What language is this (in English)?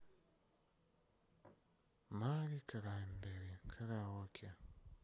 Russian